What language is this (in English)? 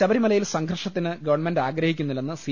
Malayalam